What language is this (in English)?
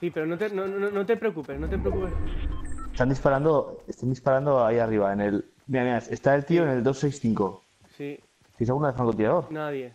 Spanish